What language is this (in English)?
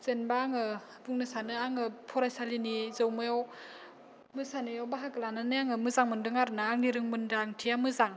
Bodo